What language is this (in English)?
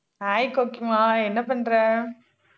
Tamil